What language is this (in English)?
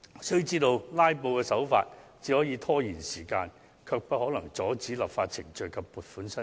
Cantonese